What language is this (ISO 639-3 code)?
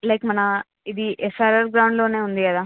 tel